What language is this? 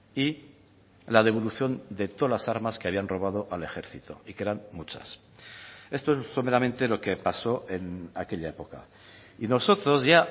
Spanish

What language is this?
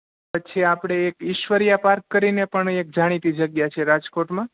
Gujarati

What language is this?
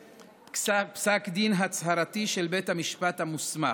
Hebrew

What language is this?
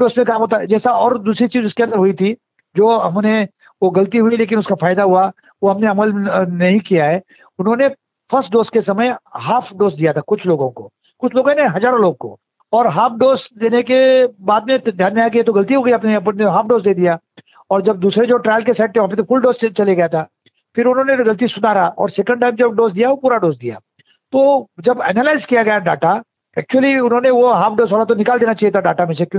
Hindi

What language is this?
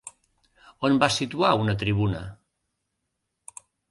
Catalan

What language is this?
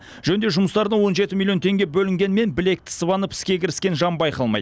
Kazakh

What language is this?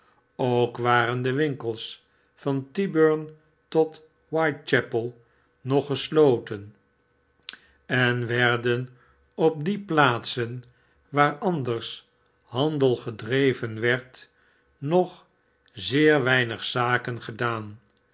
Dutch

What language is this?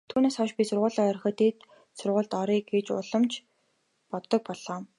Mongolian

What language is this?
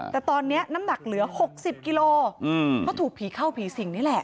Thai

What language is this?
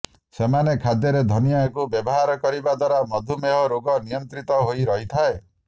Odia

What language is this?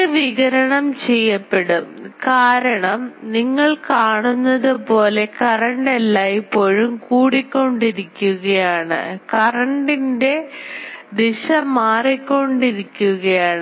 Malayalam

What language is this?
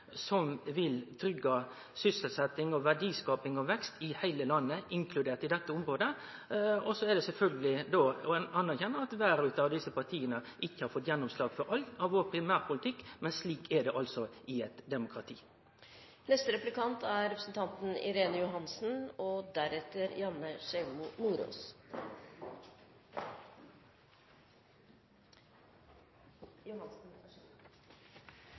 Norwegian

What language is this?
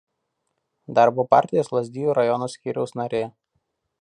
Lithuanian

